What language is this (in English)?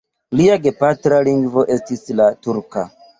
Esperanto